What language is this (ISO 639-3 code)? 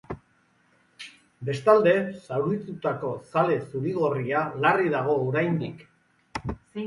eus